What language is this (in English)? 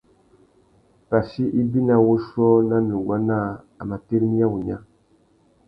Tuki